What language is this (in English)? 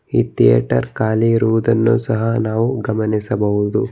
Kannada